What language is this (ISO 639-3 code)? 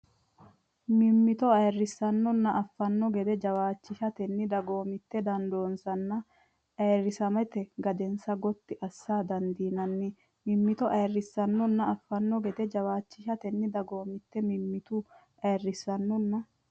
sid